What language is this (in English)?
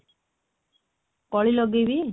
Odia